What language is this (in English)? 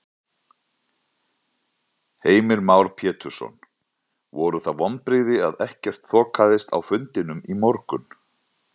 Icelandic